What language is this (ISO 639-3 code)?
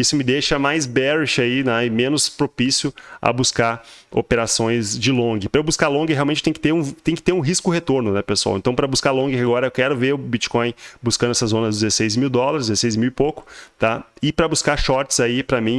por